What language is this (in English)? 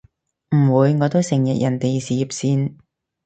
Cantonese